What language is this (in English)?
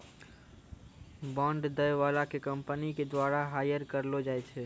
Maithili